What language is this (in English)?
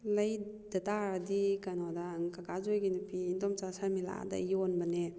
Manipuri